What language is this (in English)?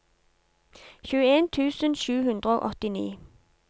Norwegian